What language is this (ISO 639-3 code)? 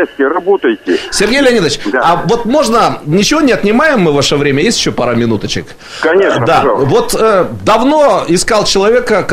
rus